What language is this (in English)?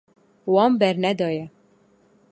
Kurdish